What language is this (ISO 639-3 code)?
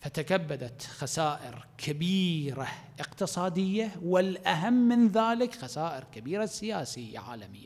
ara